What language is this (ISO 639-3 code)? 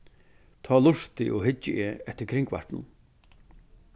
fao